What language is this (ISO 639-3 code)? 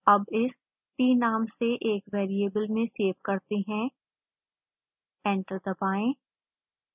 hin